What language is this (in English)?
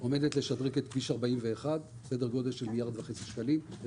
Hebrew